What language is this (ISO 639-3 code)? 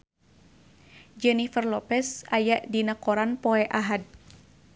sun